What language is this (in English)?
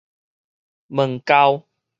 Min Nan Chinese